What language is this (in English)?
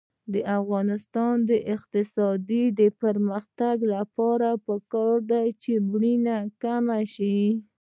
Pashto